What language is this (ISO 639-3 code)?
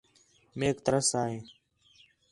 xhe